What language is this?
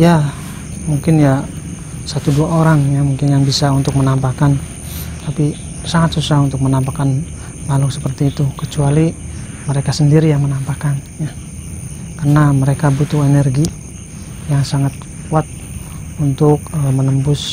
Indonesian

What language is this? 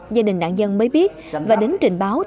Vietnamese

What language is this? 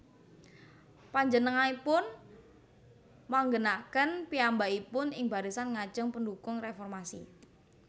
Javanese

